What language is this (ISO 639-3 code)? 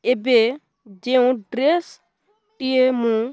ori